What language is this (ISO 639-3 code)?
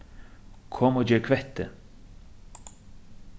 fao